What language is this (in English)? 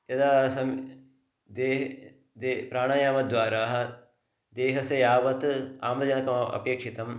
Sanskrit